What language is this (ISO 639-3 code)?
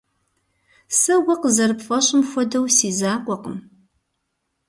kbd